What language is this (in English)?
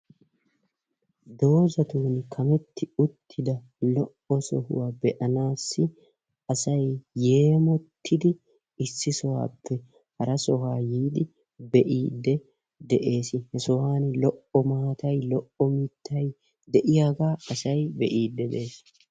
Wolaytta